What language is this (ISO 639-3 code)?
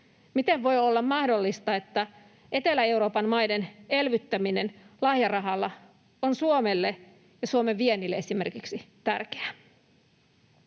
fin